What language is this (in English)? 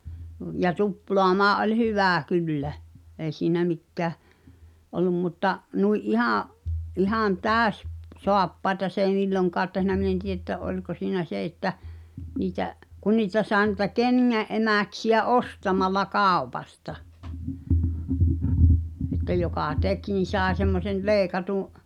Finnish